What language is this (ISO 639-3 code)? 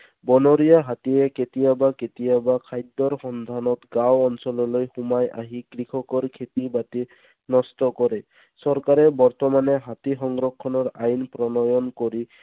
asm